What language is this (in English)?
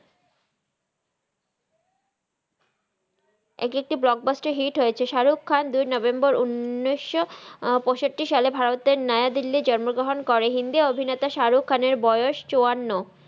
Bangla